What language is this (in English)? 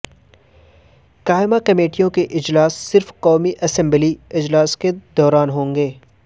Urdu